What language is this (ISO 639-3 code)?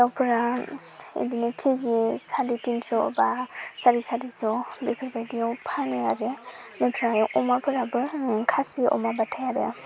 brx